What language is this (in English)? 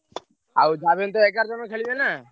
Odia